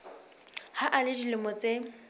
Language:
Southern Sotho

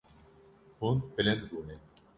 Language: Kurdish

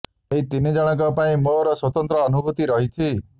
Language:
Odia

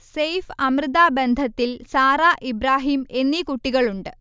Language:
Malayalam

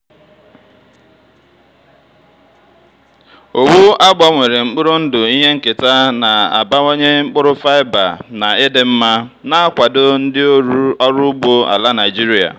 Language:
Igbo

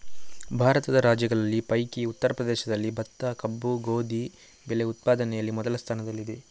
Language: Kannada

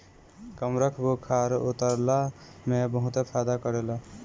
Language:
Bhojpuri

